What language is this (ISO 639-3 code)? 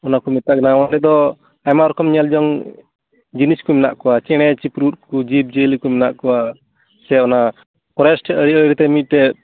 sat